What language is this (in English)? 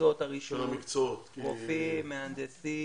Hebrew